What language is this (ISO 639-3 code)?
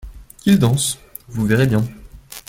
fra